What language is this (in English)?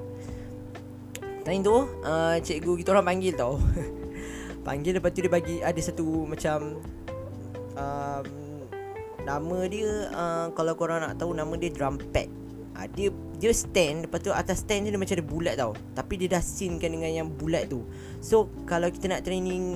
Malay